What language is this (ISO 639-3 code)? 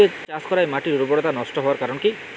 ben